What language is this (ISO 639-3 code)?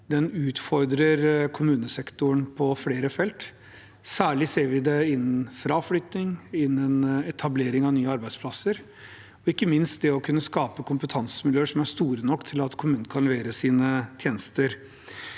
nor